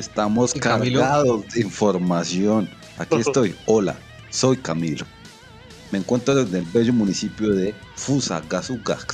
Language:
Spanish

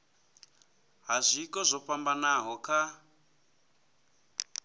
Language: Venda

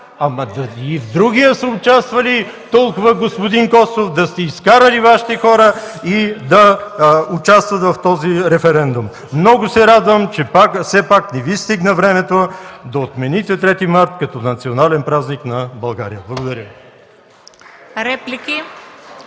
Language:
Bulgarian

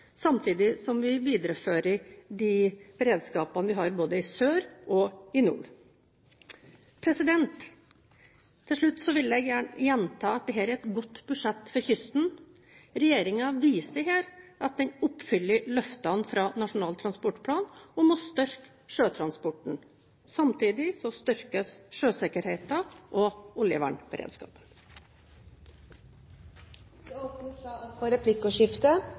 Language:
Norwegian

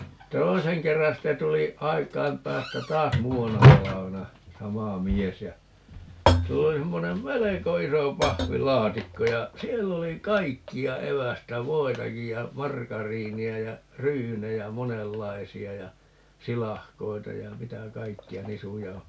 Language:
Finnish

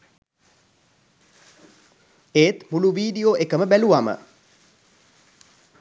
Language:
Sinhala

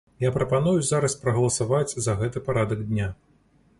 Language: Belarusian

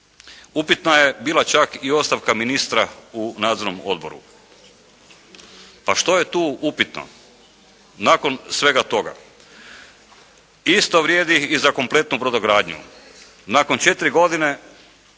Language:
Croatian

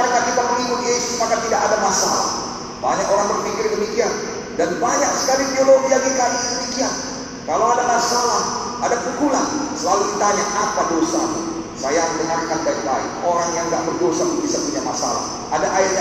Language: Indonesian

